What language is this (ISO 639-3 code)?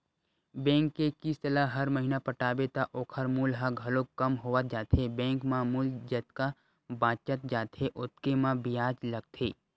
hne